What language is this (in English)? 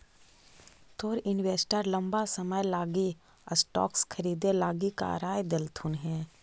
Magahi